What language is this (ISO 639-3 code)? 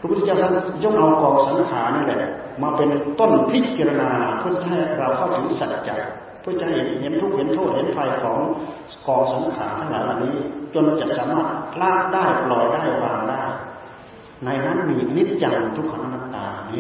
tha